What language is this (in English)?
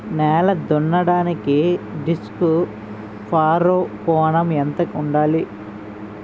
Telugu